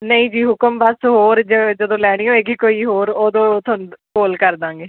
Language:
Punjabi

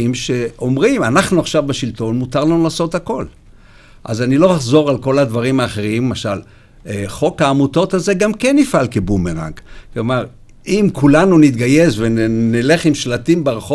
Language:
Hebrew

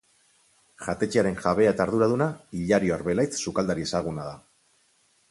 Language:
Basque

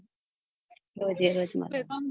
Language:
Gujarati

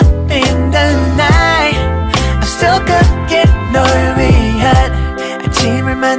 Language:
Korean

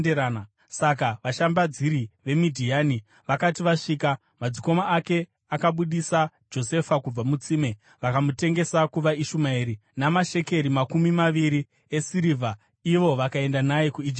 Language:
Shona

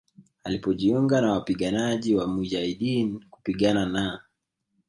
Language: Swahili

